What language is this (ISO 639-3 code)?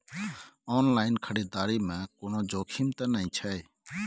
mai